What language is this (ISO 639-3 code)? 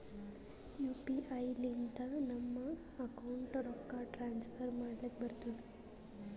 kan